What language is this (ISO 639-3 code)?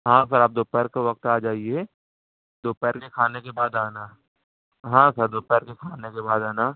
urd